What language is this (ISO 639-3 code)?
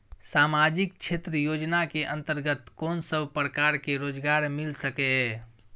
mai